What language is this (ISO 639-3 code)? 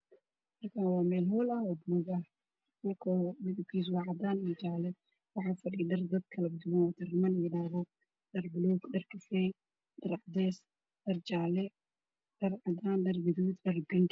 som